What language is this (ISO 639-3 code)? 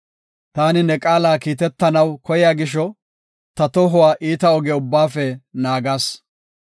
gof